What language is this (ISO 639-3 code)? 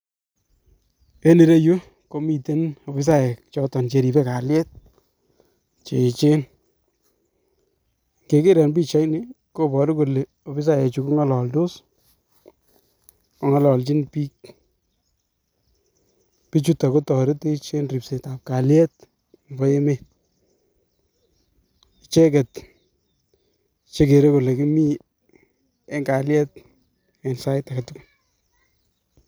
kln